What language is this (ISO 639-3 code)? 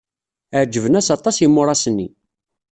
kab